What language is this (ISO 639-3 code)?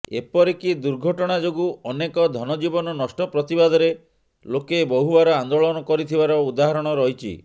ori